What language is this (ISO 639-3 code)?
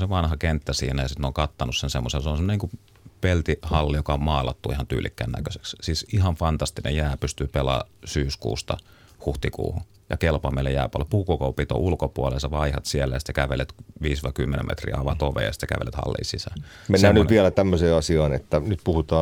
fin